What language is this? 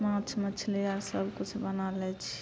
Maithili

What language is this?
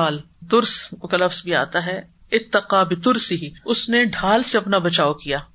Urdu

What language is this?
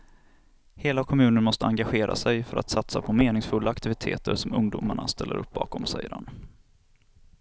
Swedish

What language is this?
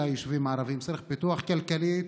Hebrew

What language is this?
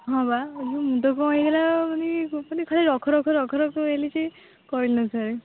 Odia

